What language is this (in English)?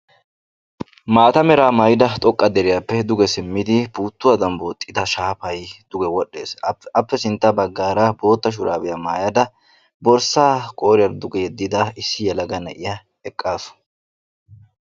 Wolaytta